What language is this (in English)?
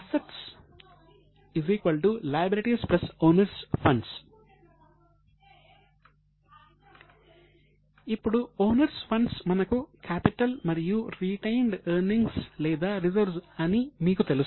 Telugu